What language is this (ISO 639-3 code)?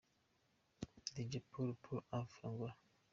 kin